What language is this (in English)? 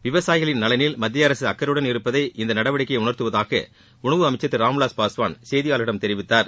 Tamil